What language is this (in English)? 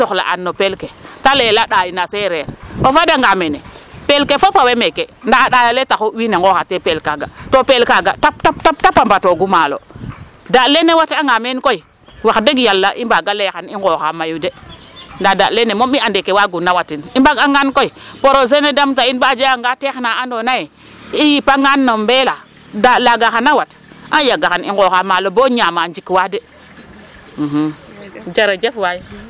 Serer